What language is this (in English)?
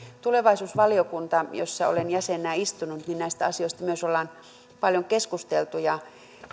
Finnish